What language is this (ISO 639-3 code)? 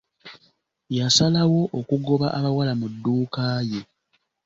lug